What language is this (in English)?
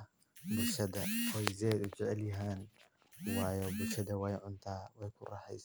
Somali